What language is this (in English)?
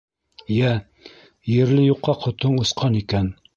Bashkir